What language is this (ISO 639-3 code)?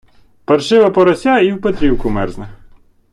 ukr